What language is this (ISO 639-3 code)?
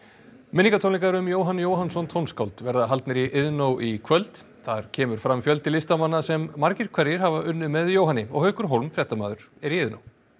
isl